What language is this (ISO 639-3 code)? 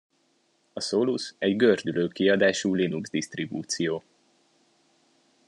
hun